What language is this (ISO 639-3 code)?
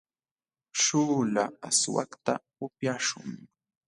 qxw